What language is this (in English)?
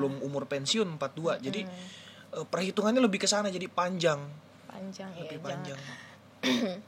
Indonesian